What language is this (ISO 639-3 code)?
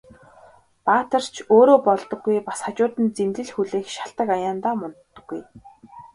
mon